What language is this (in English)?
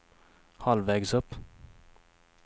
Swedish